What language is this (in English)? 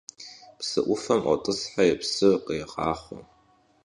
Kabardian